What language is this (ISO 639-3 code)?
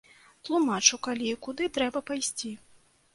bel